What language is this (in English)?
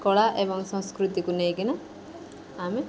Odia